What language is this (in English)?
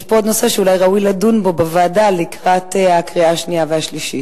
Hebrew